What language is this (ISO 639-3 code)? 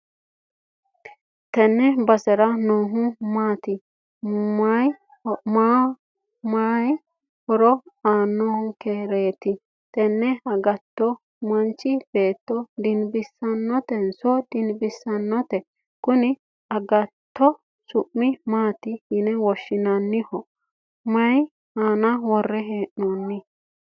sid